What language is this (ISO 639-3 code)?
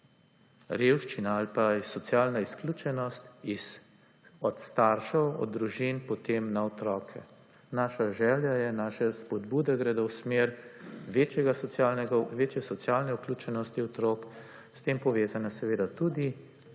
slv